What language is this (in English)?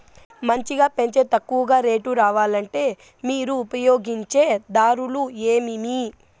Telugu